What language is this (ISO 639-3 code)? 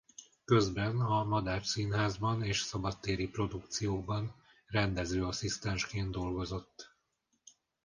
hun